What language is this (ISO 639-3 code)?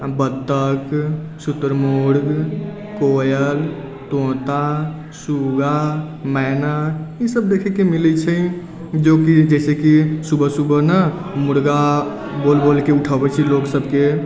mai